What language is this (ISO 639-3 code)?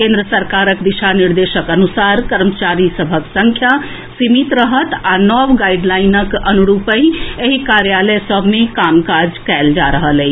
mai